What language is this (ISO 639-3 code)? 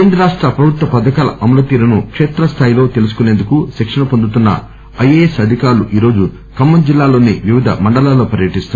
tel